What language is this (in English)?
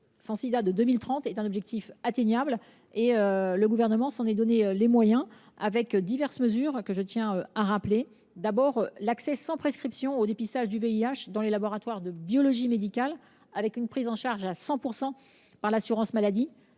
French